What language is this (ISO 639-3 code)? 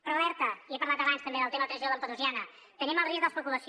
cat